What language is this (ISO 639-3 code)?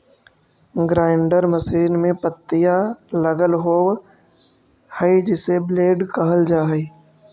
mag